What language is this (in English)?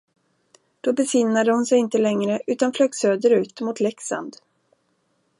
Swedish